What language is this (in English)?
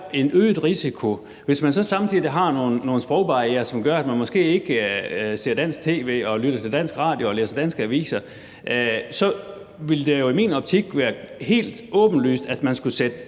Danish